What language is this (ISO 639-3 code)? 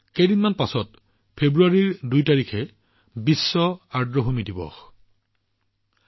asm